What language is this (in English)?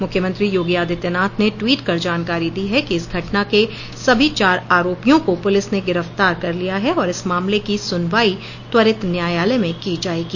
Hindi